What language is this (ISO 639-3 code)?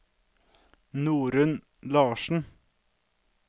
nor